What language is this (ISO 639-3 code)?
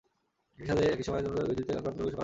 ben